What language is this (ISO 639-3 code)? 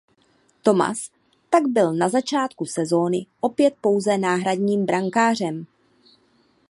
ces